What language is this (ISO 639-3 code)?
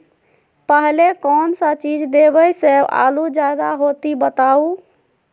mag